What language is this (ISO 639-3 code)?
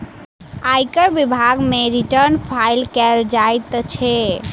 mai